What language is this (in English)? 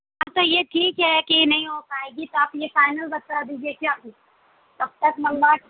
Urdu